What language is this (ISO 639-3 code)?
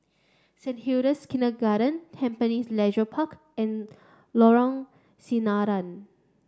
eng